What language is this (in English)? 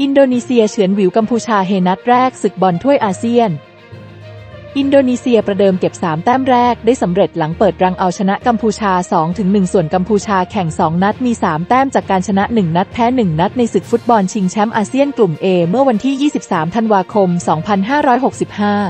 Thai